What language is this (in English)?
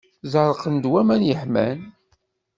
Kabyle